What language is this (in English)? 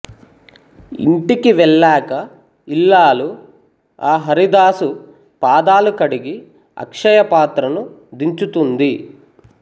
Telugu